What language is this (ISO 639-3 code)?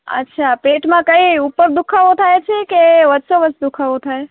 guj